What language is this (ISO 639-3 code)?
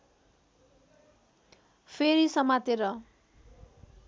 nep